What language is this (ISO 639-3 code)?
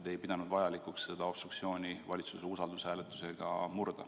est